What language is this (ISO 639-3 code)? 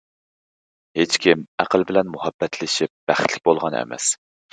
uig